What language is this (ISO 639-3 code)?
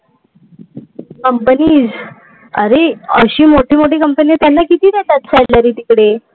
mar